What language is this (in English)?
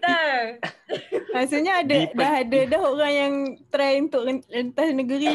Malay